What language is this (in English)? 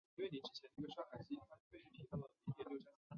Chinese